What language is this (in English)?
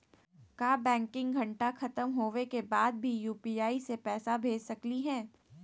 Magahi